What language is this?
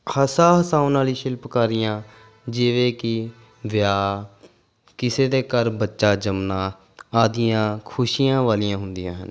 Punjabi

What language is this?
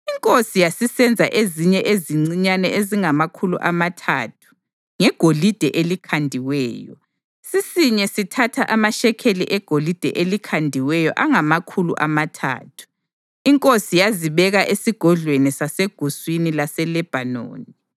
North Ndebele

